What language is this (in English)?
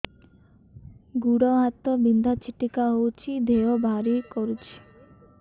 Odia